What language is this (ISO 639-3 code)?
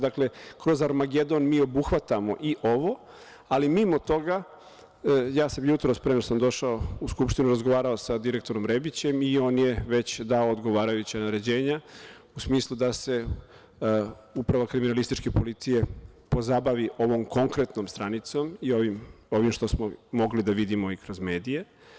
srp